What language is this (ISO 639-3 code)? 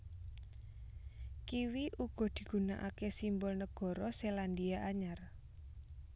jav